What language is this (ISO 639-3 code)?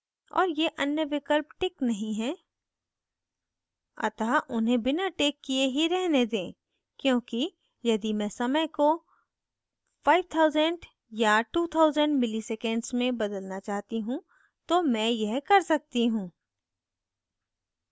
hin